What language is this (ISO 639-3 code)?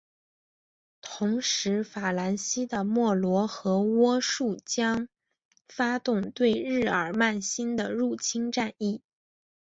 zho